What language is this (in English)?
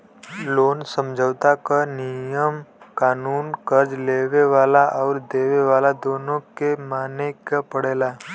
Bhojpuri